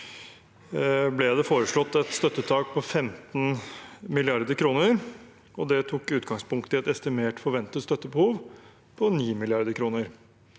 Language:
Norwegian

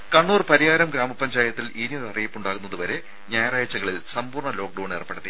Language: Malayalam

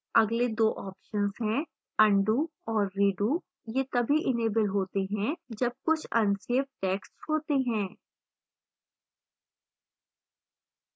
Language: Hindi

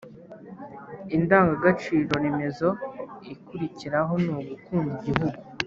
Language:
Kinyarwanda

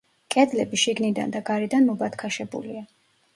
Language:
Georgian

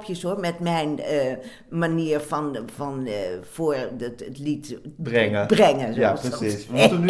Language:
Dutch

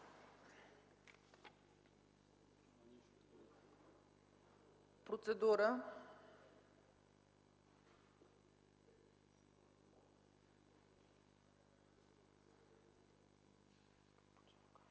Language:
Bulgarian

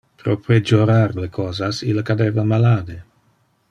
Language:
Interlingua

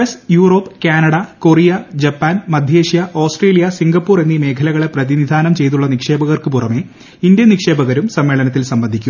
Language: Malayalam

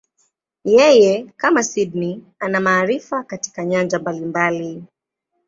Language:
Swahili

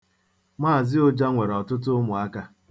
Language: Igbo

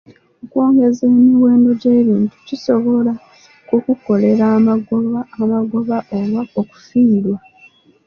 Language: Ganda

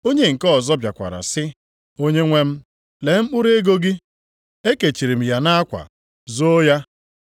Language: Igbo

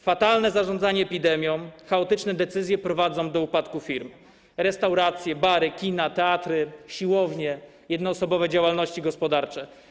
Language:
Polish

